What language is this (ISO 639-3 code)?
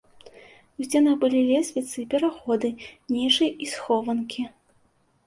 bel